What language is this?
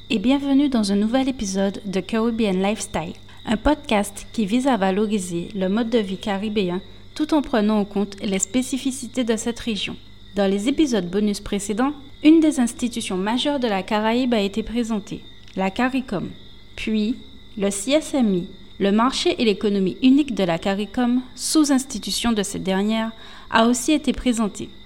French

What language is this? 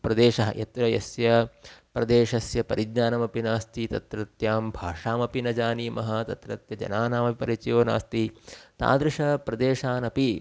Sanskrit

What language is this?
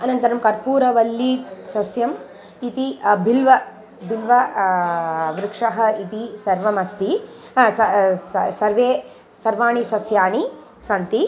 Sanskrit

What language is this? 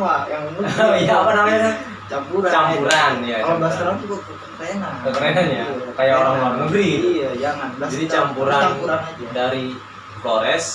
Indonesian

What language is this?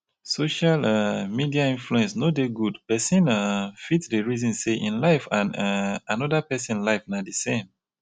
Nigerian Pidgin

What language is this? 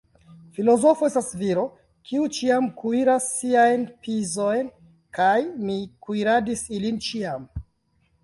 Esperanto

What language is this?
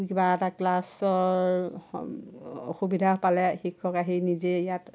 Assamese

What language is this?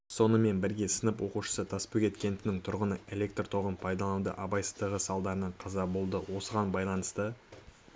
Kazakh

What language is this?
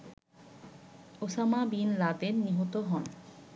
Bangla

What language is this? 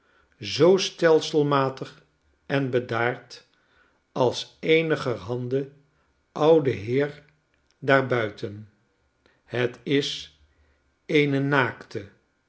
Dutch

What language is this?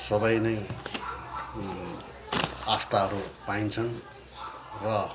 Nepali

